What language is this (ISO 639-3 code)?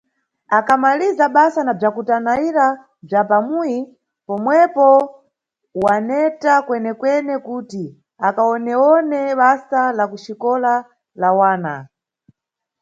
nyu